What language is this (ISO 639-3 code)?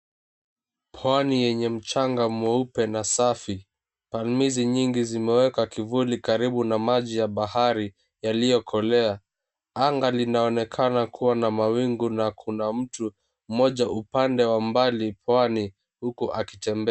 swa